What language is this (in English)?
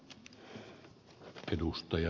Finnish